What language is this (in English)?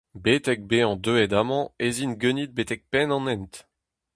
Breton